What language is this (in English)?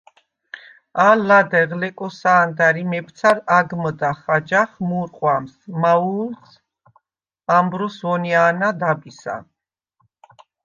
Svan